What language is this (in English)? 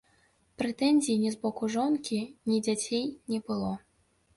Belarusian